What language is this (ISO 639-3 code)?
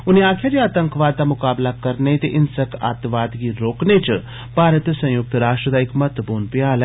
doi